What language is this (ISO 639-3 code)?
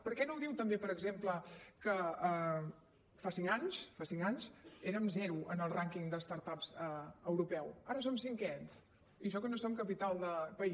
cat